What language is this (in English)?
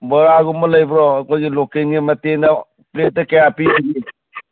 Manipuri